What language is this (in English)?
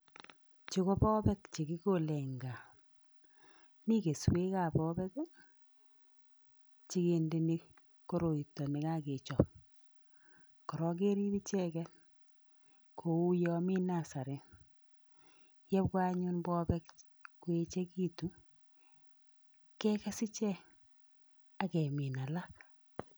Kalenjin